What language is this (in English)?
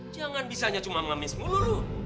Indonesian